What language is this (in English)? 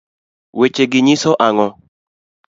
Luo (Kenya and Tanzania)